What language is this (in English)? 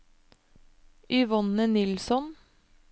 Norwegian